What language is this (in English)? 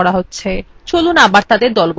Bangla